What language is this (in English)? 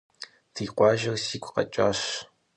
Kabardian